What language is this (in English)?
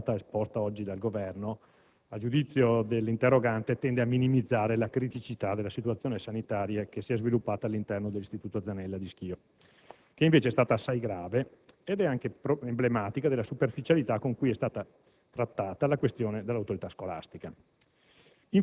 Italian